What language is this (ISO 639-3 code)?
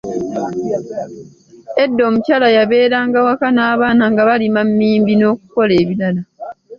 lug